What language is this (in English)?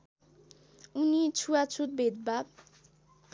Nepali